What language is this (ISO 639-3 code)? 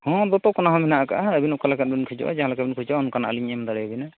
sat